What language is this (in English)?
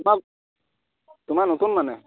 Assamese